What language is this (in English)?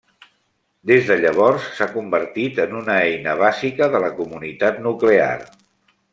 Catalan